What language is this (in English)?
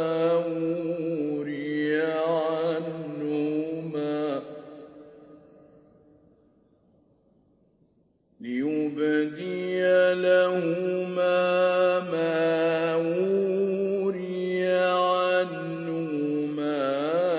Arabic